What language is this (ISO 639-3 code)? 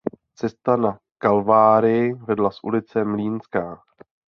ces